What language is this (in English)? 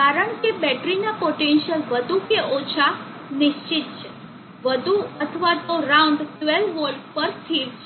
Gujarati